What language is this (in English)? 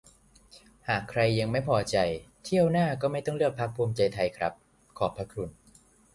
Thai